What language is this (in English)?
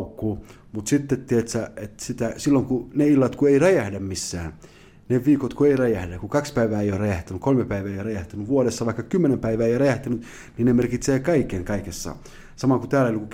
Finnish